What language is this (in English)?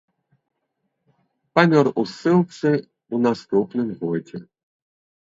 Belarusian